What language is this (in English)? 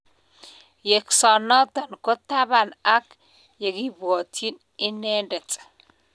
Kalenjin